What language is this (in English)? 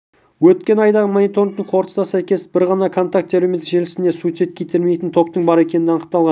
Kazakh